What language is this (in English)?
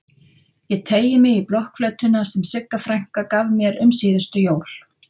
Icelandic